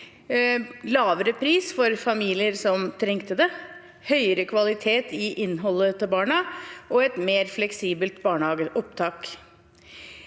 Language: Norwegian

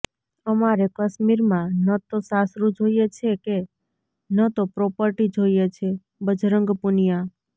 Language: Gujarati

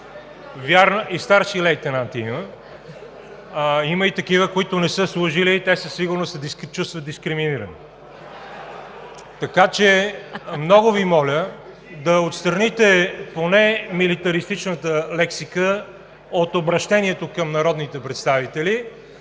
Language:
Bulgarian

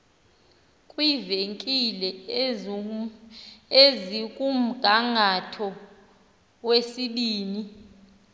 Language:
Xhosa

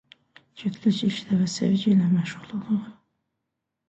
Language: Azerbaijani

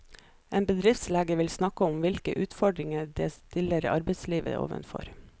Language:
Norwegian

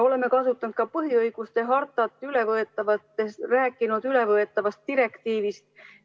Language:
Estonian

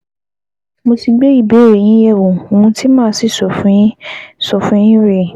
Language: Yoruba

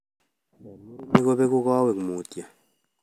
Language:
Kalenjin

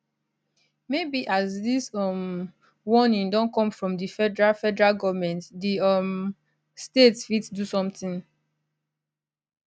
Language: Nigerian Pidgin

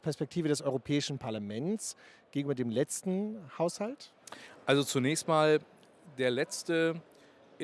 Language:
German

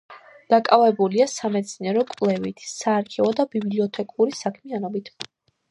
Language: Georgian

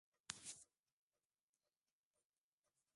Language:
Swahili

